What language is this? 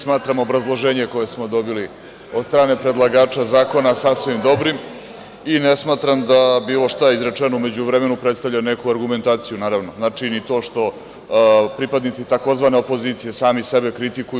Serbian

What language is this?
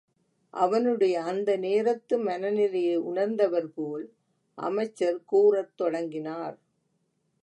Tamil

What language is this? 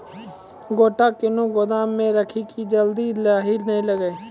Maithili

